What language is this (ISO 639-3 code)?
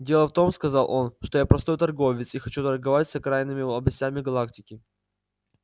rus